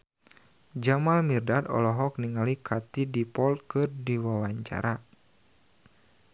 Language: Sundanese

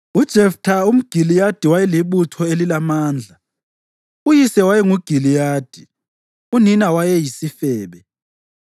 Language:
North Ndebele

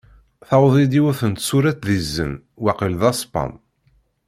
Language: Kabyle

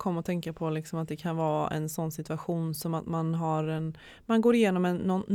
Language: Swedish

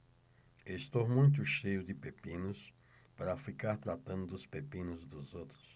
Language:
Portuguese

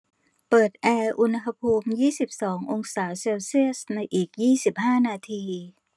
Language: Thai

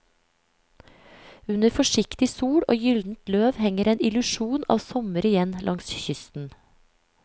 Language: Norwegian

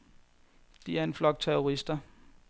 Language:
Danish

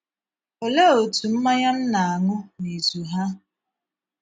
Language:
Igbo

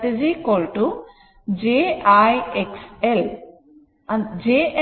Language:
Kannada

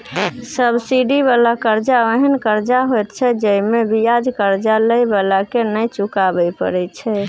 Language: Maithili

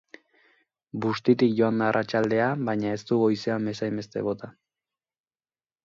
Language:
Basque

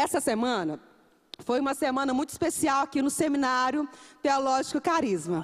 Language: Portuguese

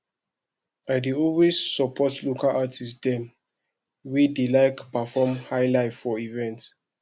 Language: Nigerian Pidgin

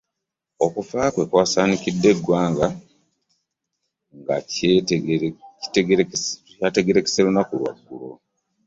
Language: Ganda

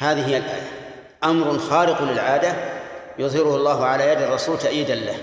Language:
Arabic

